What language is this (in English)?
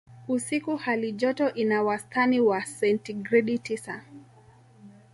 Swahili